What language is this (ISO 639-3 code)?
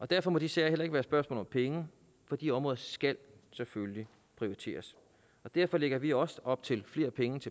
dan